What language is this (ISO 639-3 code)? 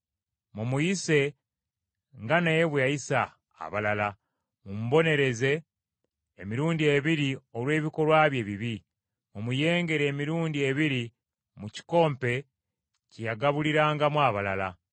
lug